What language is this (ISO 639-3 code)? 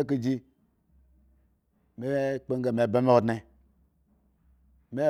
ego